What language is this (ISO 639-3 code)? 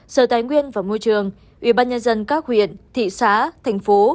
vie